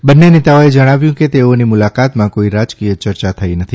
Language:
Gujarati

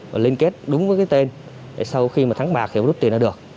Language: Vietnamese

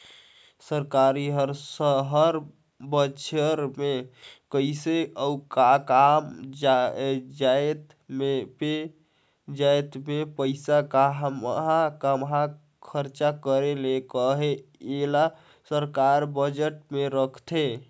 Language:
Chhattisgarhi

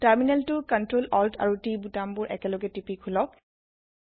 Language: Assamese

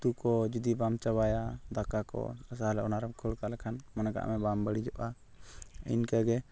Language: Santali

